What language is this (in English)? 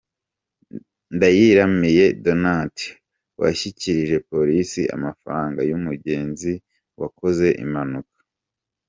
Kinyarwanda